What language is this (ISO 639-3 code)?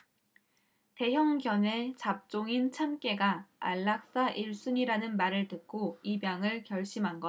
kor